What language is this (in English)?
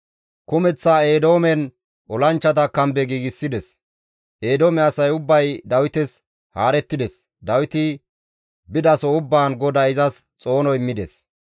Gamo